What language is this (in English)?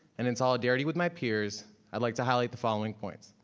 English